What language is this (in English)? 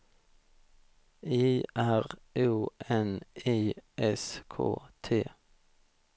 Swedish